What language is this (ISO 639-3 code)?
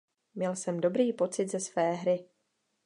ces